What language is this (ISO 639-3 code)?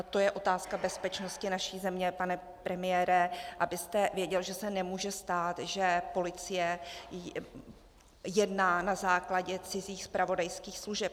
ces